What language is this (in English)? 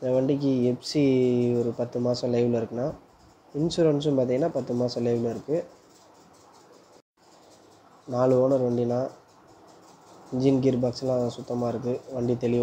Romanian